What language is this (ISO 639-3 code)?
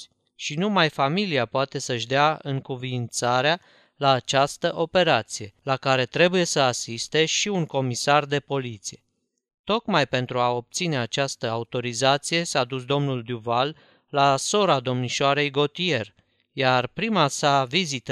ron